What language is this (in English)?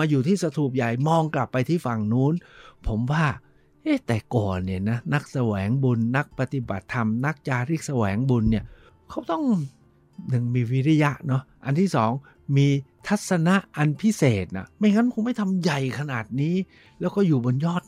Thai